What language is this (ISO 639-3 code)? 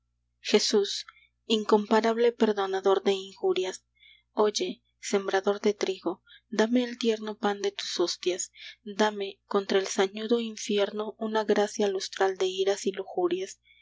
spa